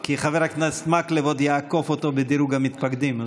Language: Hebrew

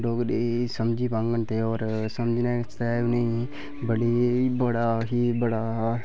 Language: Dogri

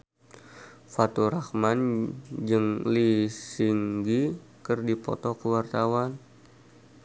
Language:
Sundanese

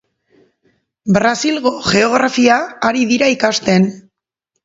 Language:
Basque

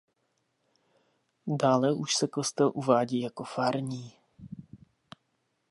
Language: Czech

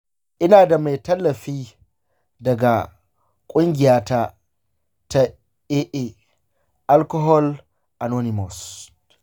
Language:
Hausa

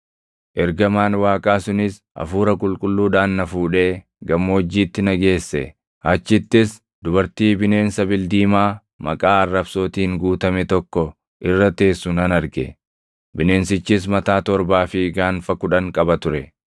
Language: Oromo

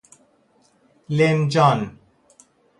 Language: Persian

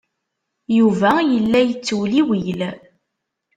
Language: Kabyle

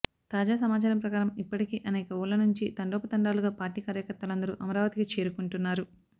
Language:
Telugu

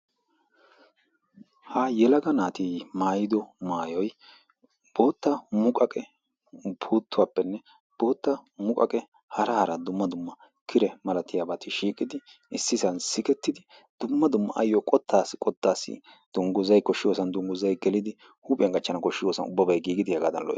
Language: Wolaytta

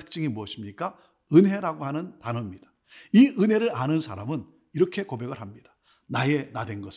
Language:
Korean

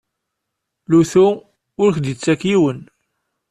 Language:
Kabyle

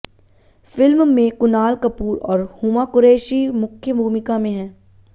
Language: Hindi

